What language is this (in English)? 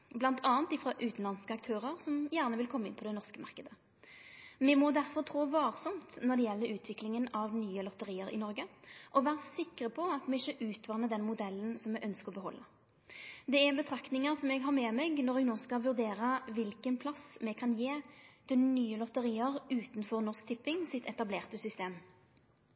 Norwegian Nynorsk